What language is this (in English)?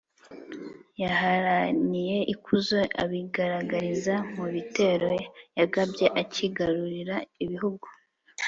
Kinyarwanda